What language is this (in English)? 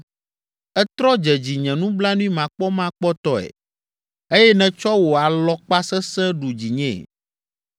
Ewe